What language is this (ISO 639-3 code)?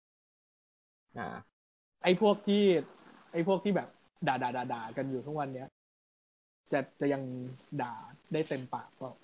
tha